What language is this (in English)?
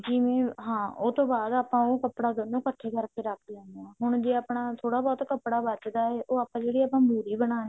Punjabi